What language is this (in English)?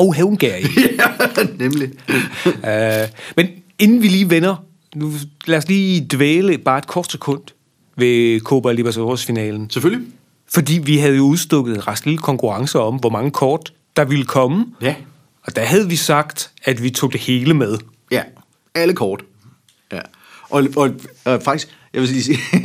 Danish